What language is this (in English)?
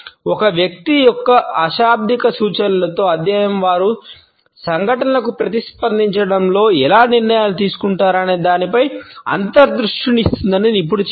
Telugu